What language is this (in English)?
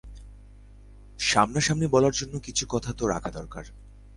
Bangla